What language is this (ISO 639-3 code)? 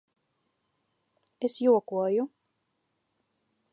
lav